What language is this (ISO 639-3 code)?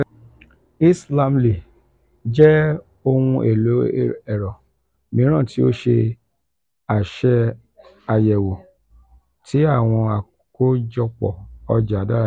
yor